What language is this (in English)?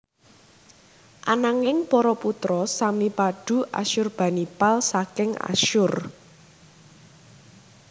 Javanese